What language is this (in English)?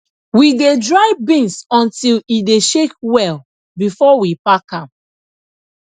Nigerian Pidgin